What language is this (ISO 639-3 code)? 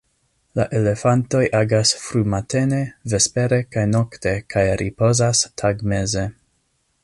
epo